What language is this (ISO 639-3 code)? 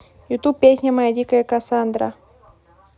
rus